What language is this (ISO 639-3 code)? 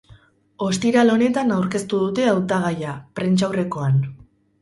eus